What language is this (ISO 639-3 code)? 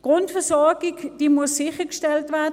gsw